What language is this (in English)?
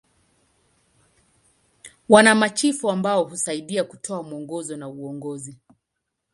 Swahili